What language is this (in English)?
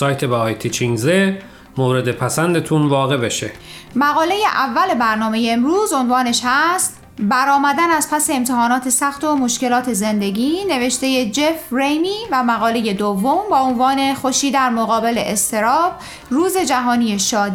Persian